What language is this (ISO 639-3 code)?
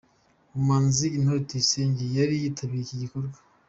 kin